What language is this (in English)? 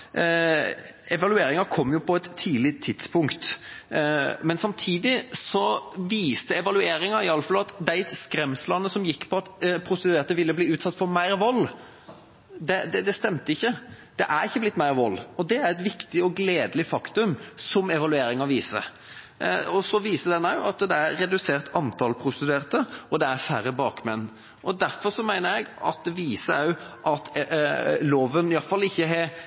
Norwegian Bokmål